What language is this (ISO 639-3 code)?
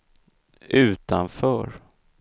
swe